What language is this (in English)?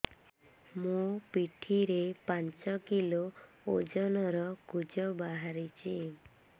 Odia